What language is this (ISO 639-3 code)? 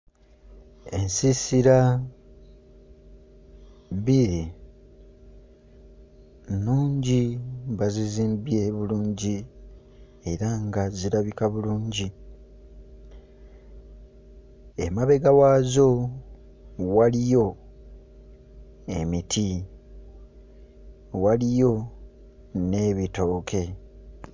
lug